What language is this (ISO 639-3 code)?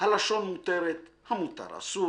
heb